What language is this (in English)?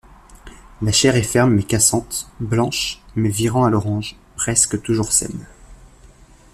French